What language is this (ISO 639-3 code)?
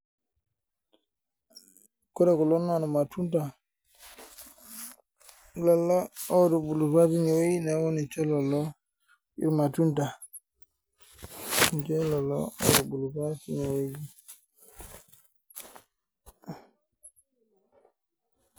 mas